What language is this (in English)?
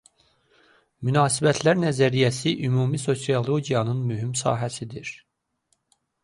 Azerbaijani